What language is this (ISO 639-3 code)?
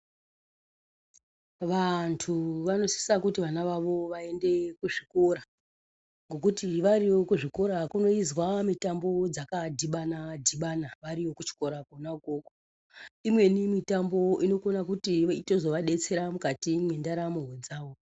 ndc